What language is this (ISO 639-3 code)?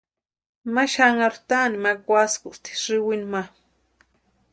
pua